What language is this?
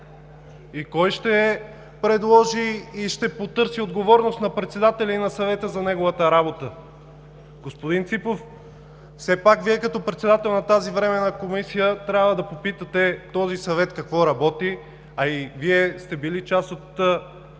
Bulgarian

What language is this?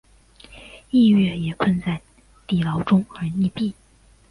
Chinese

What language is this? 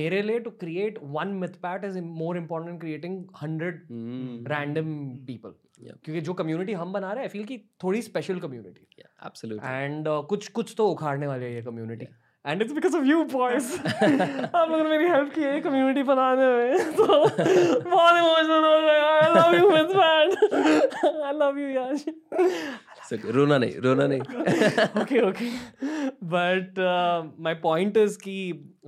Hindi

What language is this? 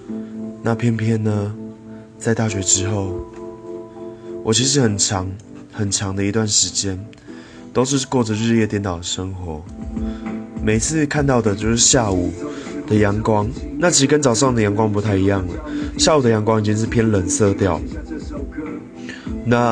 Chinese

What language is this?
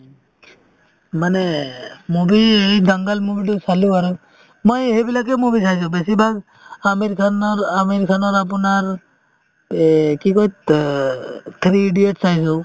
Assamese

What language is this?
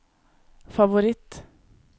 Norwegian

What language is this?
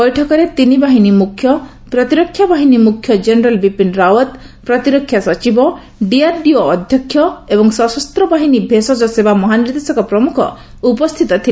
Odia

